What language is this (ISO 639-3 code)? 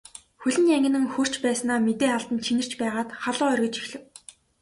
mon